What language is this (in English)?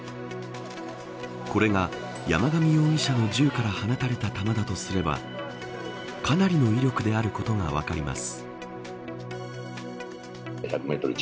Japanese